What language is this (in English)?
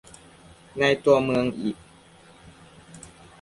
Thai